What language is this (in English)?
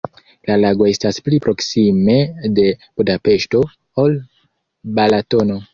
Esperanto